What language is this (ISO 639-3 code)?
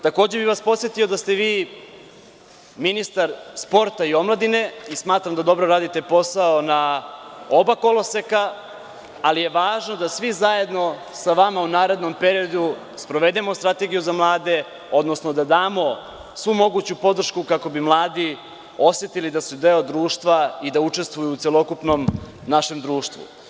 srp